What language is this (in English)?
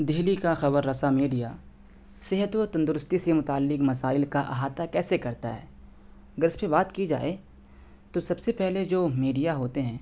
Urdu